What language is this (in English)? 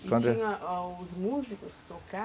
Portuguese